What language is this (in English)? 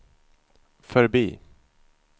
Swedish